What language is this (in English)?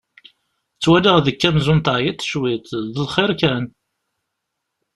Kabyle